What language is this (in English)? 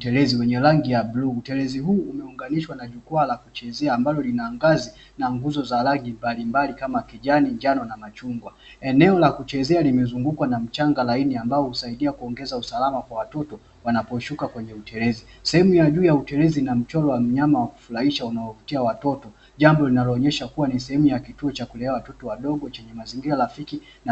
Swahili